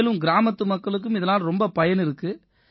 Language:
Tamil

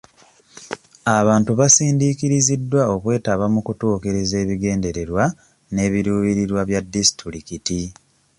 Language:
Ganda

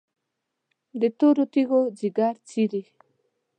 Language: Pashto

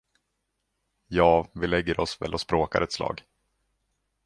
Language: Swedish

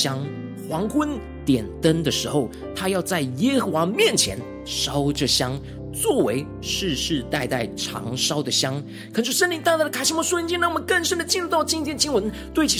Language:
Chinese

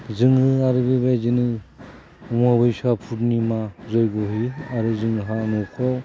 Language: Bodo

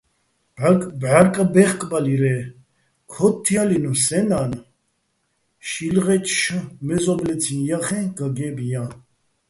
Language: Bats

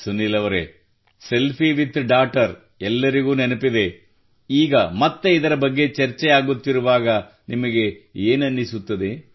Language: Kannada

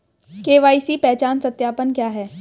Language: Hindi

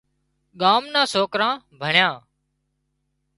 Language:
Wadiyara Koli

